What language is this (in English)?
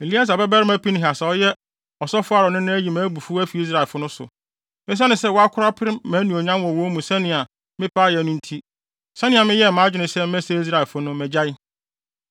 Akan